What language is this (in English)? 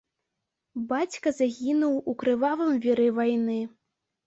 Belarusian